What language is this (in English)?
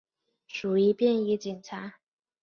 Chinese